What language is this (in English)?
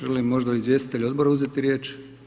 Croatian